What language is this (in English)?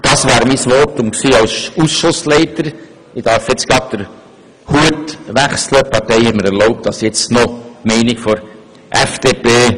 Swiss German